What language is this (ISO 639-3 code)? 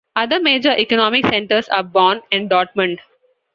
eng